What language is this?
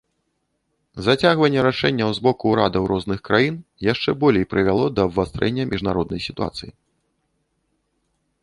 Belarusian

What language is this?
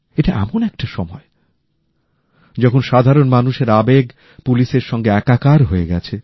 Bangla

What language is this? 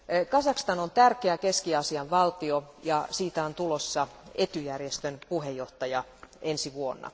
Finnish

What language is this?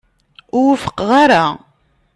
Kabyle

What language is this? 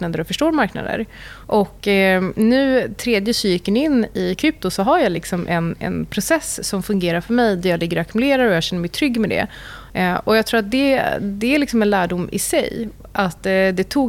Swedish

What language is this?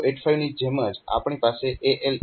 Gujarati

